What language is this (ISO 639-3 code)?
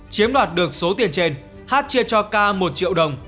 vie